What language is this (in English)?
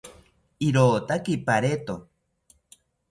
South Ucayali Ashéninka